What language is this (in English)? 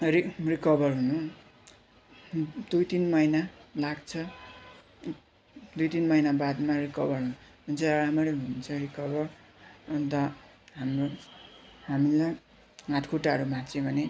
Nepali